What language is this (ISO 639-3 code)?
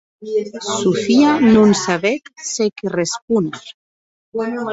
oci